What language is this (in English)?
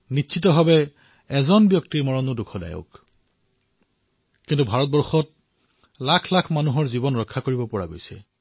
Assamese